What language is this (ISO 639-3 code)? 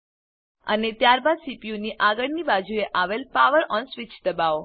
guj